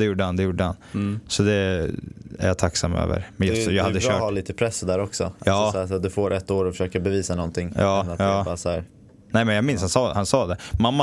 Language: Swedish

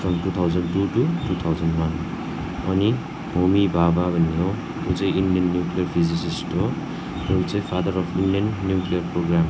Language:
Nepali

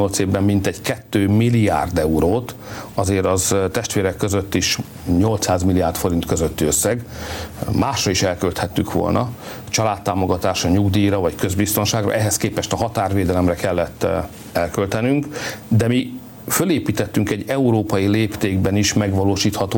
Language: Hungarian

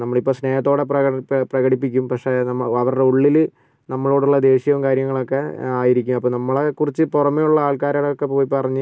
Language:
Malayalam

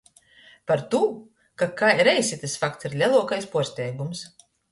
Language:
Latgalian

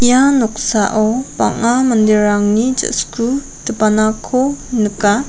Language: Garo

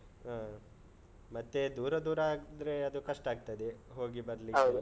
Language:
Kannada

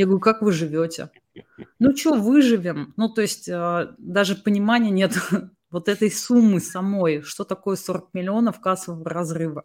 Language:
Russian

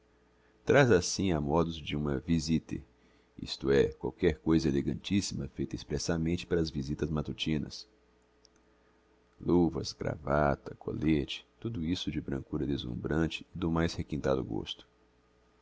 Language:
Portuguese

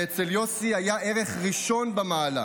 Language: Hebrew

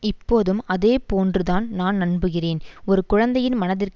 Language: Tamil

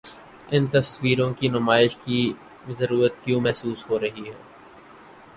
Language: Urdu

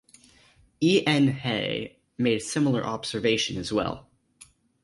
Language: English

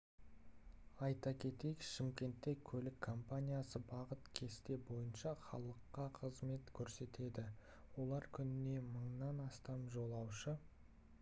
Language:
Kazakh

